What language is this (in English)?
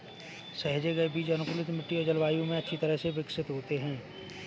Hindi